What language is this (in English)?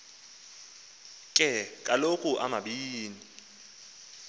Xhosa